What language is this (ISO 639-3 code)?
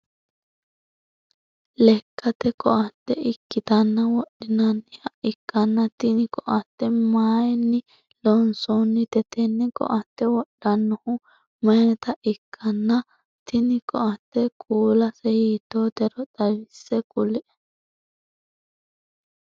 sid